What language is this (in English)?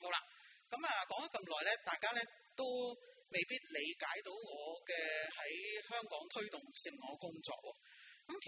Chinese